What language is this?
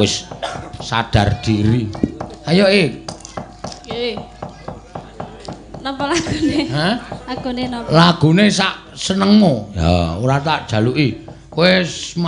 Indonesian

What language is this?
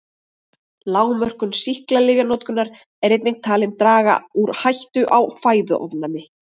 Icelandic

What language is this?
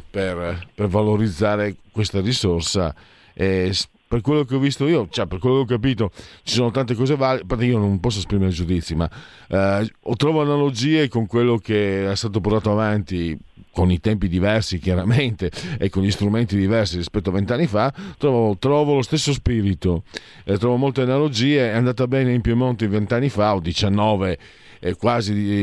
Italian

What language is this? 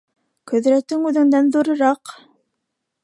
Bashkir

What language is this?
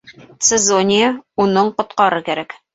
Bashkir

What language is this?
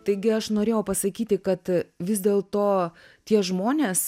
Lithuanian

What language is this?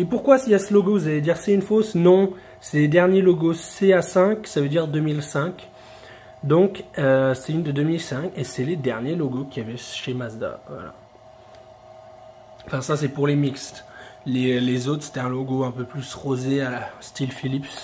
French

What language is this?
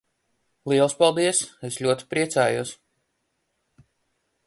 Latvian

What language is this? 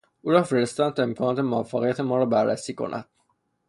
Persian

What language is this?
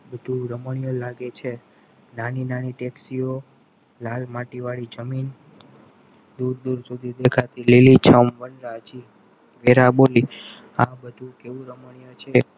Gujarati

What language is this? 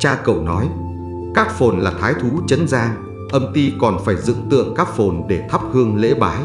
Vietnamese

